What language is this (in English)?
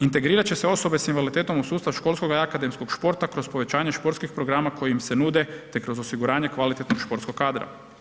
Croatian